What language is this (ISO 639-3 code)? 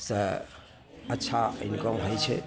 mai